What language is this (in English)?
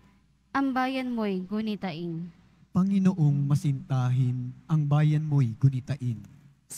Filipino